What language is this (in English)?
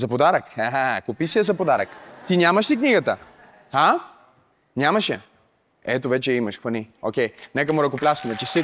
Bulgarian